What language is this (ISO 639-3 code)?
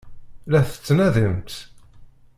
kab